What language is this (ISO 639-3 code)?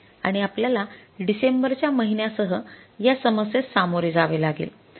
mar